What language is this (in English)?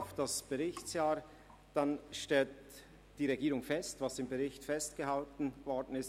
Swiss German